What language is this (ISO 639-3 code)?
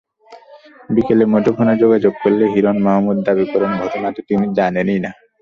ben